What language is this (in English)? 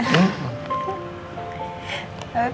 Indonesian